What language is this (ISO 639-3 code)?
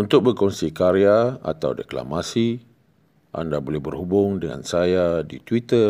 msa